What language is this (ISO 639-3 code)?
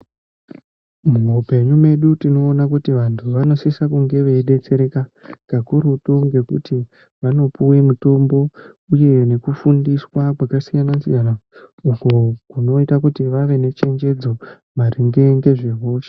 ndc